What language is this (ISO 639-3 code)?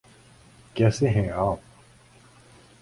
urd